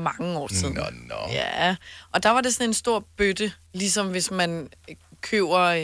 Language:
Danish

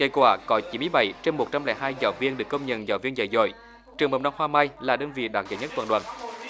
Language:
Vietnamese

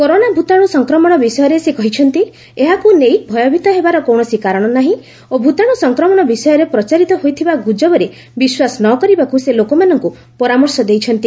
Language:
Odia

